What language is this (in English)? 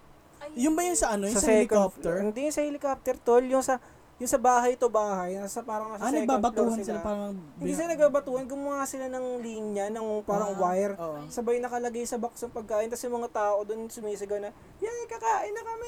Filipino